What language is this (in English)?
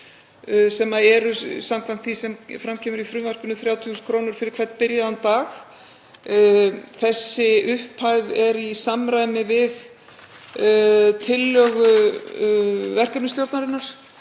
Icelandic